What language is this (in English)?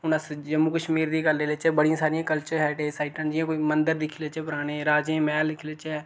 Dogri